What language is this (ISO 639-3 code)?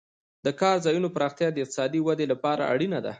pus